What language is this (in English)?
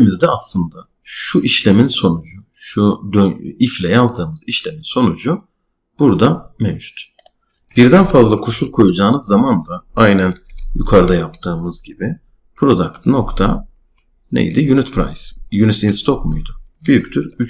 Turkish